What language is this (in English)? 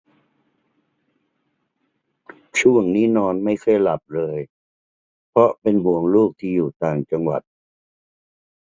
Thai